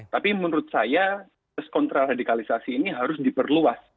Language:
Indonesian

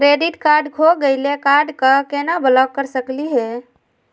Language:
Magahi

